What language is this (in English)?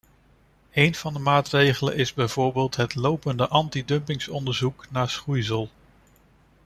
Dutch